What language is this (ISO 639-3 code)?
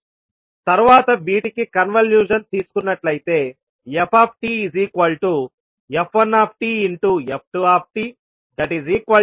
tel